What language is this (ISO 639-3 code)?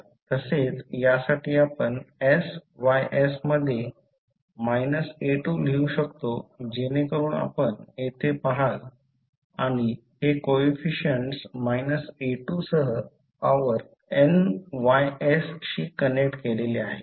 mar